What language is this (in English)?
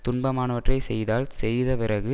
Tamil